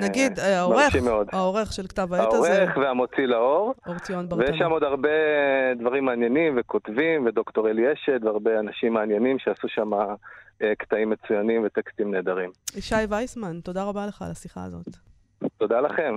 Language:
Hebrew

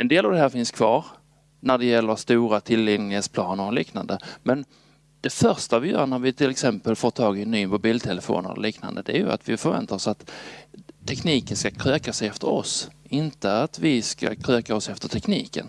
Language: Swedish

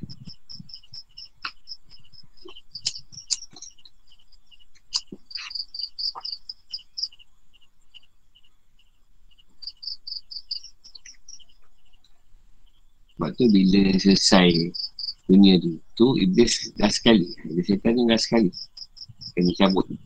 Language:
Malay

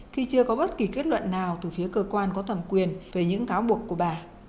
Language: Vietnamese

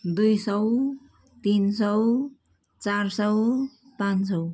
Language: Nepali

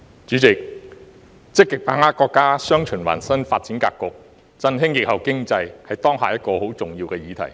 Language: Cantonese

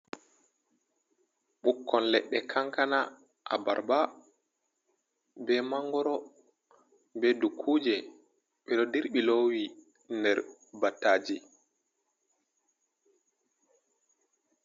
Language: Fula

